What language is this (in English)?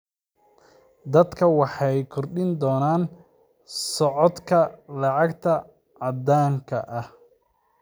Somali